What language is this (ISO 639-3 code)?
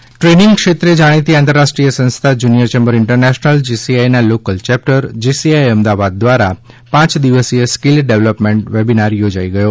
guj